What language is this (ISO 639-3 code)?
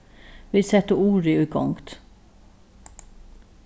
fao